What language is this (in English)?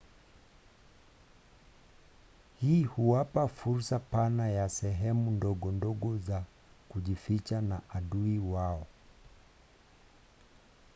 Swahili